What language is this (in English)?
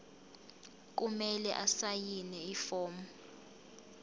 Zulu